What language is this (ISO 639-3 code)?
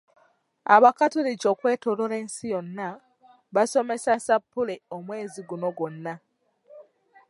lug